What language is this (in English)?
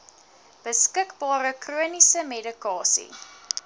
Afrikaans